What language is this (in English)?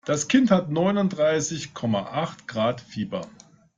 German